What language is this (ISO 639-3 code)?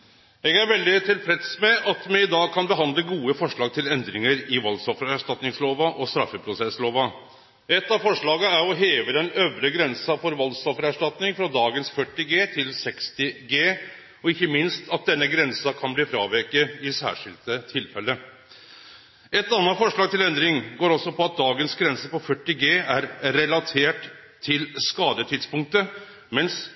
nno